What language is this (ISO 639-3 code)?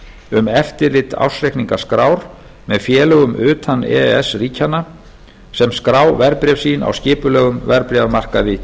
isl